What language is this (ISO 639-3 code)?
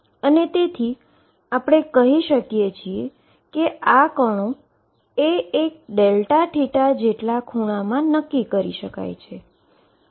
guj